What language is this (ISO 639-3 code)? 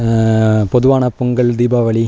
tam